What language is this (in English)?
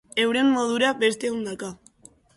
Basque